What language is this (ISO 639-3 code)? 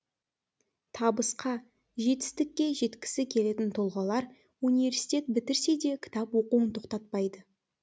kaz